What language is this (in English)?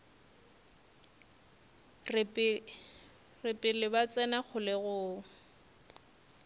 Northern Sotho